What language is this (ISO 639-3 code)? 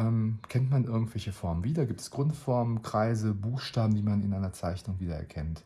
deu